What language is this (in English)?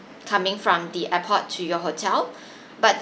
English